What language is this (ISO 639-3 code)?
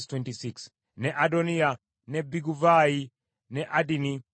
lug